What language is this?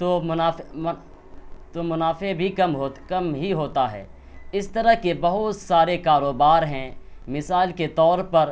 Urdu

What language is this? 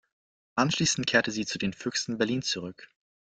German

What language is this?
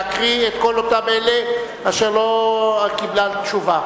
Hebrew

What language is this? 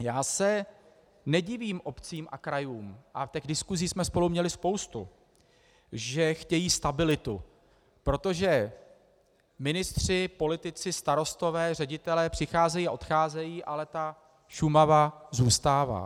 Czech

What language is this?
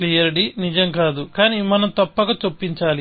Telugu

